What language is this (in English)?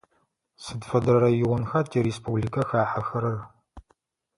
Adyghe